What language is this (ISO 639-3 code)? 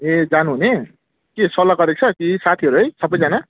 nep